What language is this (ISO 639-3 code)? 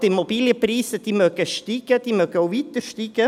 gsw